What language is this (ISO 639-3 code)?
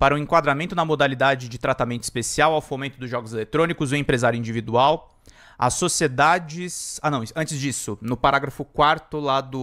por